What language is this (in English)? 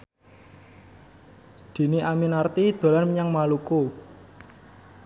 Javanese